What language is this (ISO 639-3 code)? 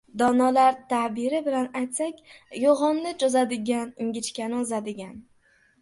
uzb